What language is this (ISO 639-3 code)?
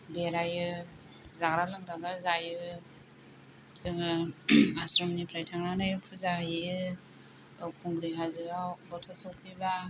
brx